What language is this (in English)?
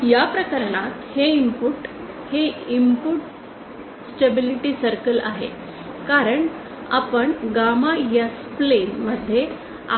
Marathi